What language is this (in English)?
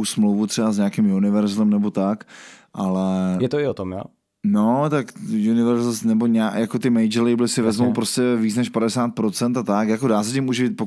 Czech